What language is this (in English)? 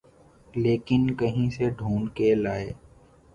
Urdu